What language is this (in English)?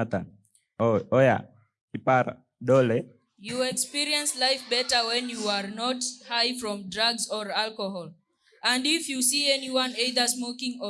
English